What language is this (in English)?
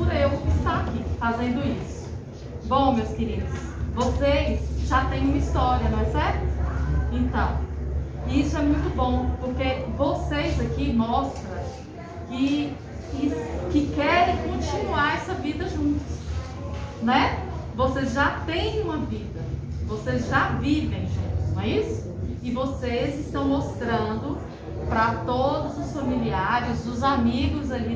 Portuguese